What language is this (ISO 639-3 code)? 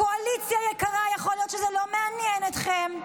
heb